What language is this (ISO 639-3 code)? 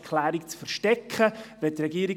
gsw